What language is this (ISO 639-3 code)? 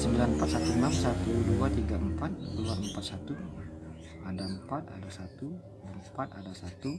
ind